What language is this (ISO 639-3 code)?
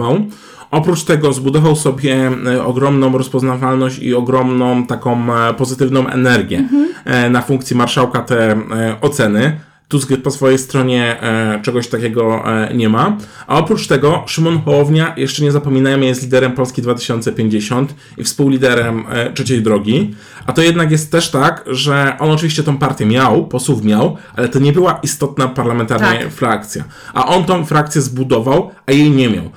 pol